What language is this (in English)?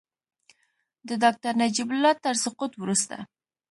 Pashto